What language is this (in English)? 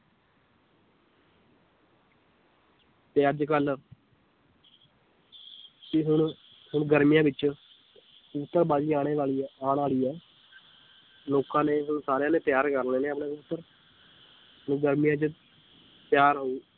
Punjabi